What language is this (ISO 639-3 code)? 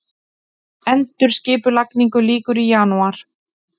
isl